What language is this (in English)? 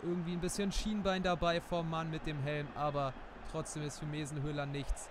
German